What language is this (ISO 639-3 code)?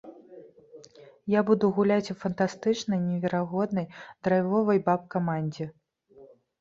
bel